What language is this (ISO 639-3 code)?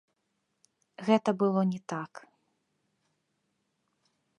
bel